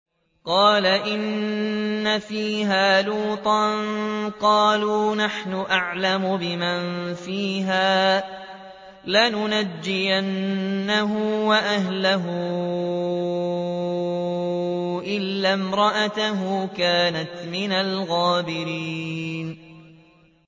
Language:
Arabic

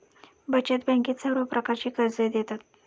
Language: Marathi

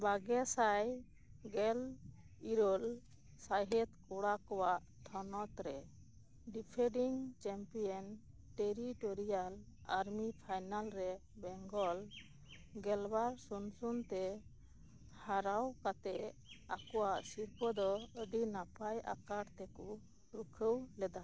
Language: Santali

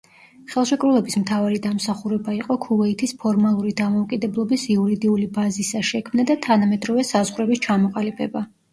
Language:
Georgian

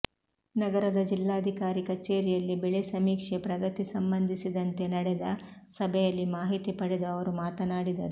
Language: Kannada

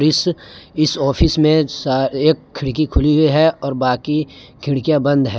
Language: Hindi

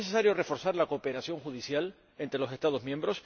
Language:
Spanish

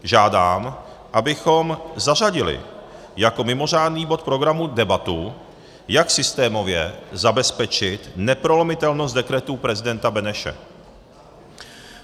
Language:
Czech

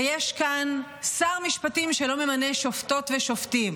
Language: Hebrew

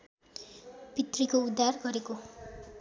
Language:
Nepali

